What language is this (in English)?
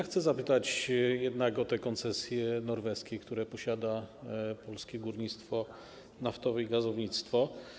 Polish